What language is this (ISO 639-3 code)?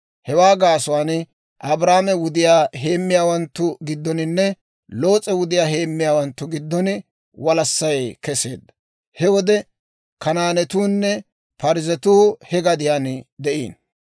dwr